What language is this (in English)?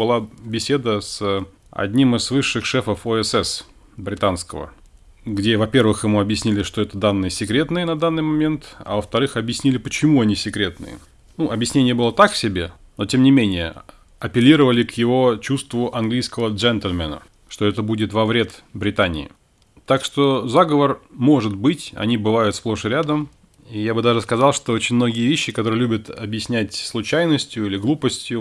Russian